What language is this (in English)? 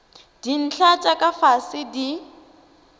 Northern Sotho